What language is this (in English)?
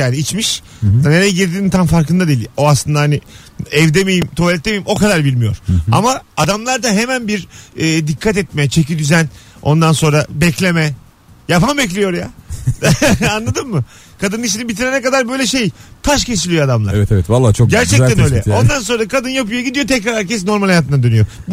Turkish